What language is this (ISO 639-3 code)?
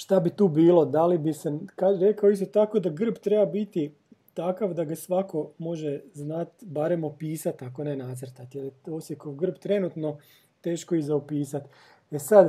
hrv